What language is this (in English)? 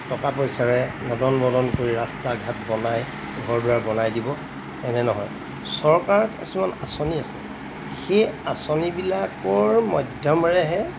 Assamese